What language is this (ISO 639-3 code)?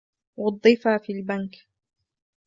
ara